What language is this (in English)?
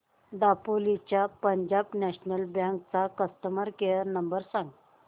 Marathi